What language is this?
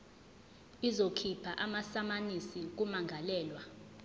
Zulu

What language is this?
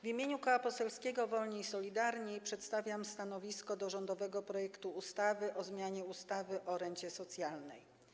Polish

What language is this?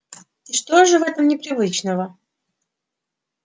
Russian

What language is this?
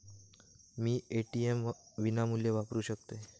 Marathi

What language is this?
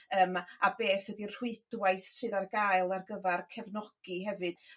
Welsh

